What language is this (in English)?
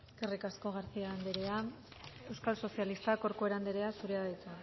Basque